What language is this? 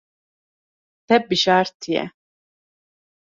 Kurdish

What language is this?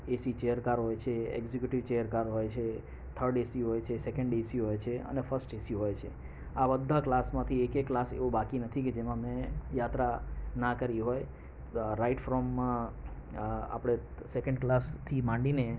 Gujarati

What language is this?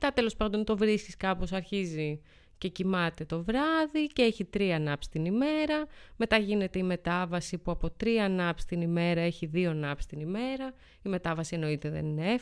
Greek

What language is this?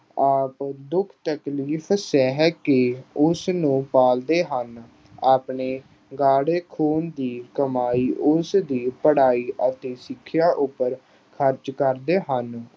Punjabi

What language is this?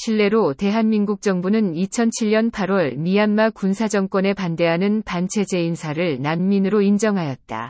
Korean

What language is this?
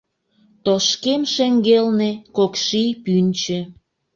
Mari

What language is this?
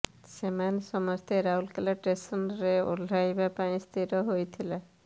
Odia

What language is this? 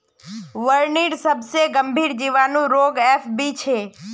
Magahi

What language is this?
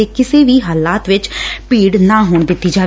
Punjabi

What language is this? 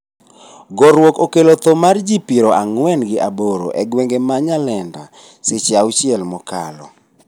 Luo (Kenya and Tanzania)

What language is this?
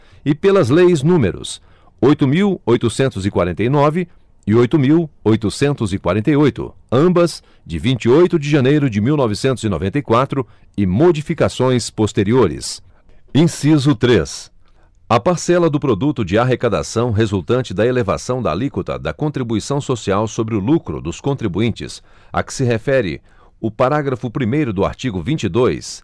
Portuguese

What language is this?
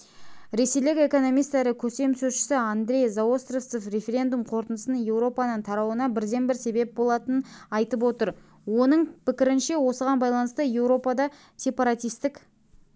Kazakh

